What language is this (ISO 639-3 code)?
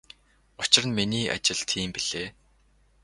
mon